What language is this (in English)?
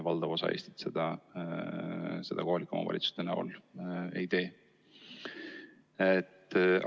Estonian